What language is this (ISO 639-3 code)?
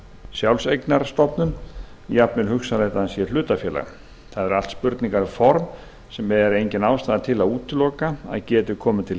isl